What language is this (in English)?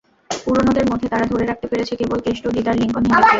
Bangla